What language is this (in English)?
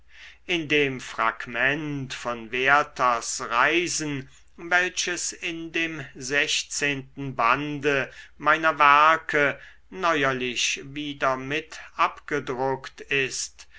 German